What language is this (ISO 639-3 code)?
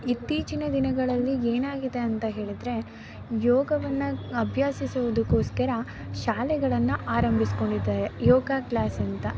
kan